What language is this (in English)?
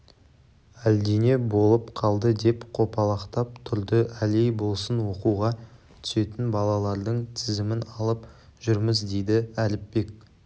Kazakh